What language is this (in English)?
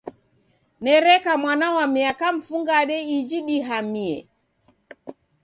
Taita